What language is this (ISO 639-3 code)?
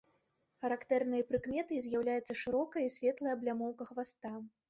bel